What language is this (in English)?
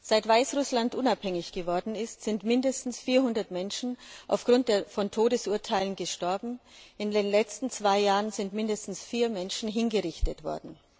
German